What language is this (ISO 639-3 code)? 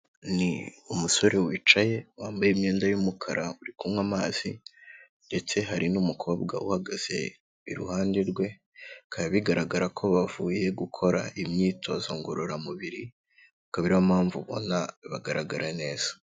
kin